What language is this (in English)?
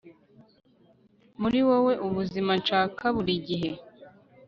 Kinyarwanda